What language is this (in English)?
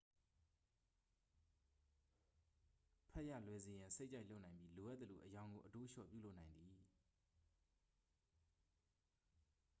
Burmese